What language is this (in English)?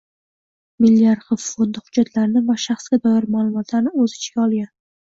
Uzbek